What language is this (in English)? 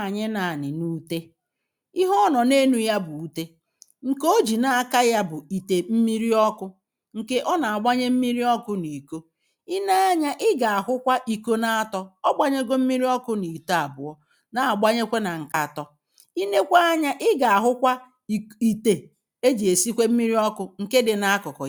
Igbo